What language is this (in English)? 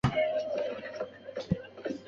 Chinese